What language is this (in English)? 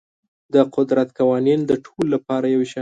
Pashto